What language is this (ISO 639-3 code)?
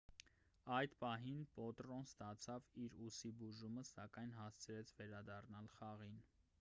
hye